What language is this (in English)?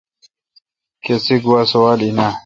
Kalkoti